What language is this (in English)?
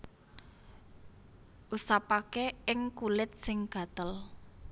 Javanese